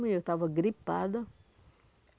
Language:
Portuguese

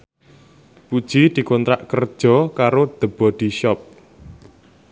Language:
Javanese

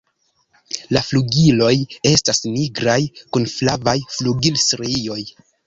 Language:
Esperanto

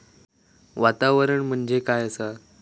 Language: Marathi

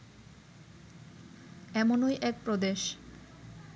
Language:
Bangla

